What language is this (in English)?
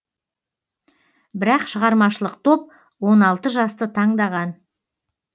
Kazakh